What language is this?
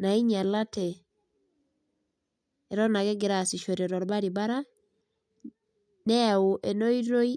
Masai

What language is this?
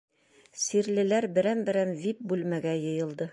Bashkir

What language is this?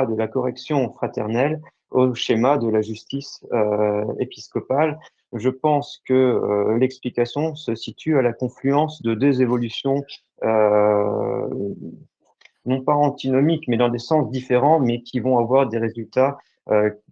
French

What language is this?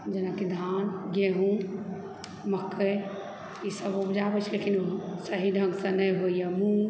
Maithili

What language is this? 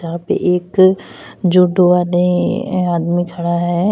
Hindi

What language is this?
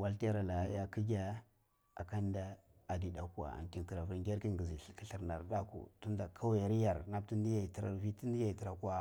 Cibak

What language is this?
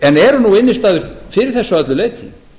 Icelandic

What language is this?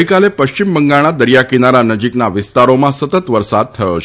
Gujarati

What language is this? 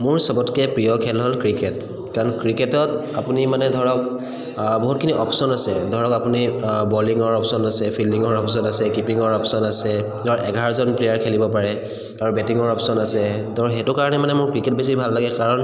Assamese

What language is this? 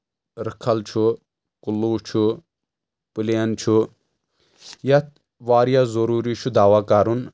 Kashmiri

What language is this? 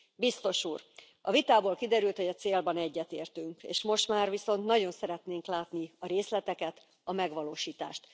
Hungarian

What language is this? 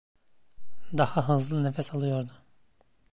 Turkish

